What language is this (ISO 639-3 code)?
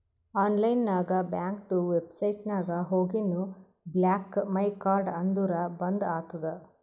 kan